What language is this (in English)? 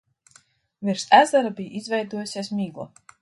Latvian